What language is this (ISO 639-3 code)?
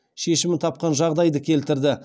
kaz